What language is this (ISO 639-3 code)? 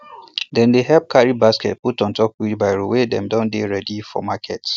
pcm